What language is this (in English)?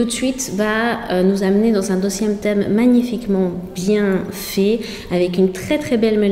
French